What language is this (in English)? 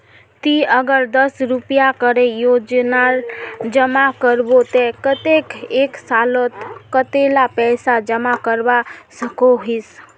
Magahi